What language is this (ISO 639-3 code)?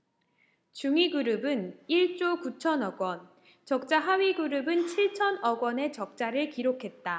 kor